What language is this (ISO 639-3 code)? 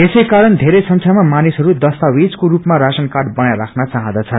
nep